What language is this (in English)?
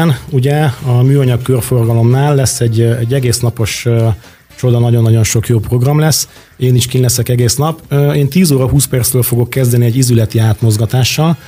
Hungarian